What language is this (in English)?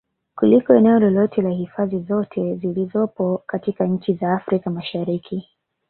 Swahili